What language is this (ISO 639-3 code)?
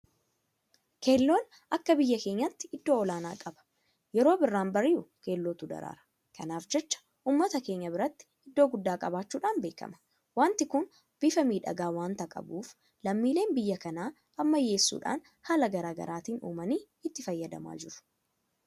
orm